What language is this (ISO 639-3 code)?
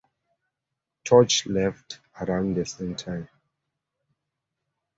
eng